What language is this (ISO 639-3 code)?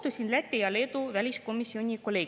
est